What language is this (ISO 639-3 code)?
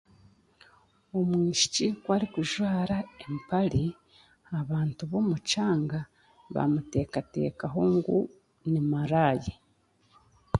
cgg